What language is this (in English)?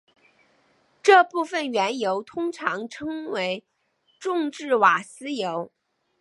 Chinese